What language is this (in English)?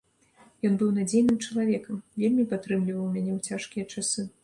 Belarusian